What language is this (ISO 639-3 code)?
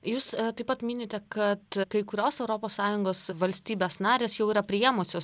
lit